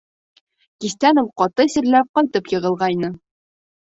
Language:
Bashkir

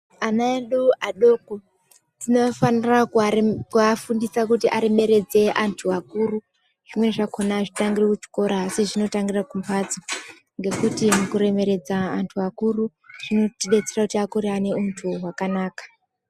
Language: Ndau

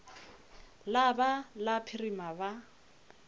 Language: Northern Sotho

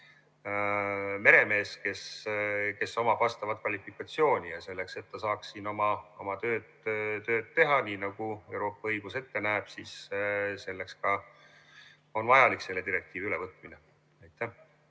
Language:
Estonian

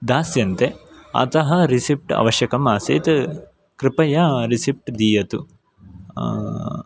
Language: Sanskrit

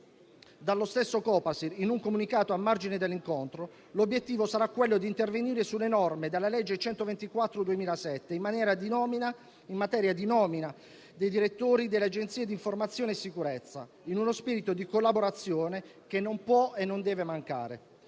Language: Italian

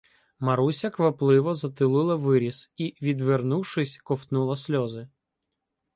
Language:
Ukrainian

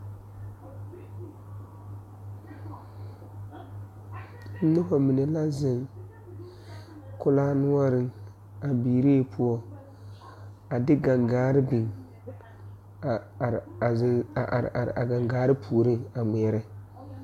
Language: Southern Dagaare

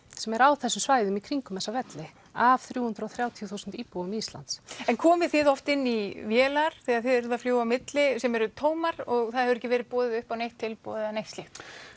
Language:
Icelandic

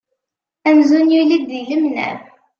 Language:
Kabyle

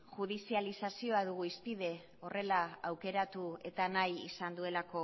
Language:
Basque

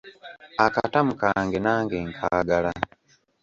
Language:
Ganda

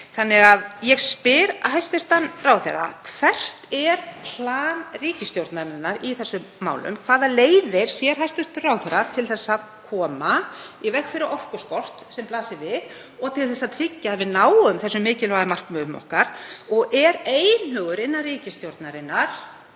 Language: Icelandic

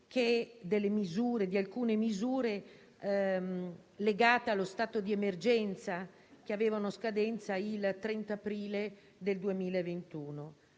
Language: Italian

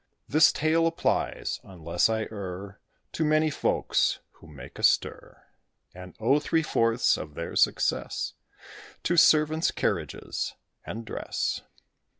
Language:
English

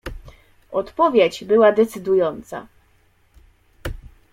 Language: Polish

